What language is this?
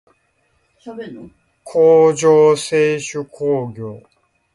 Japanese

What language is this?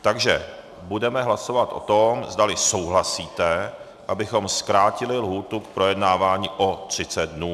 Czech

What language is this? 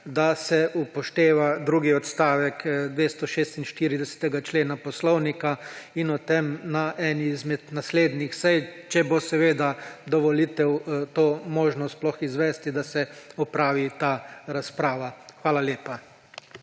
Slovenian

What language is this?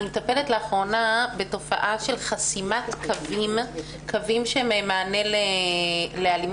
Hebrew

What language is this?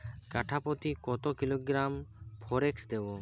Bangla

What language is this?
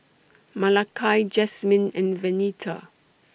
English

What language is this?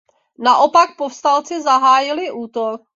Czech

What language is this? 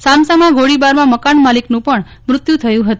Gujarati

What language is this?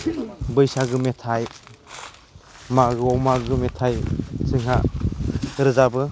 Bodo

